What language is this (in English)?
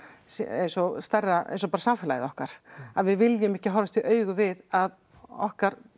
Icelandic